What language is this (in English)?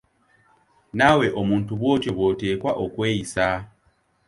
Ganda